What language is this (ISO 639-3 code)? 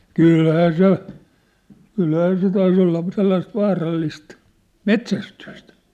fin